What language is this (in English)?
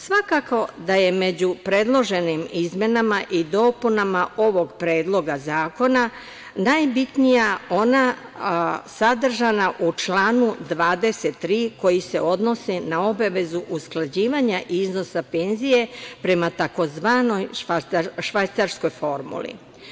Serbian